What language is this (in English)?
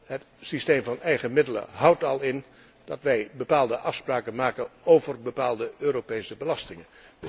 Dutch